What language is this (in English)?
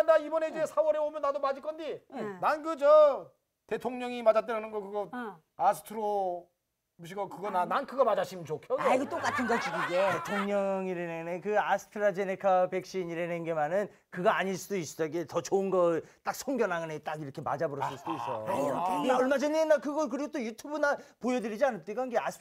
Korean